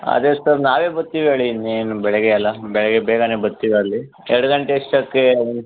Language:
Kannada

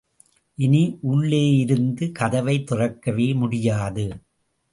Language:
Tamil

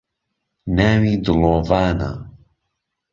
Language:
Central Kurdish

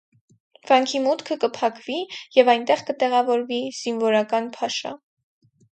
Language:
Armenian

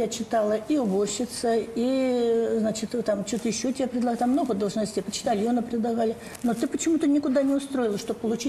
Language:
Russian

